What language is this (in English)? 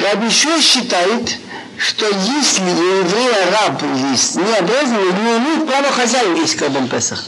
Russian